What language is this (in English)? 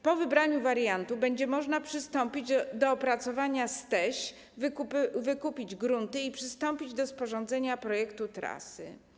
Polish